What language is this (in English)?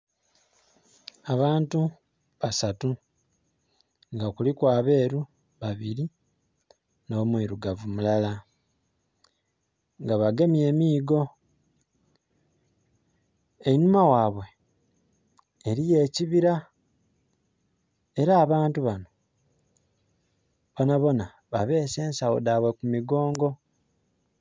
Soga